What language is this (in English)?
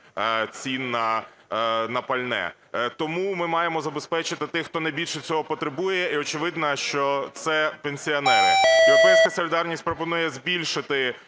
Ukrainian